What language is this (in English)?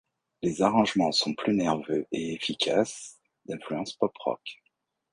French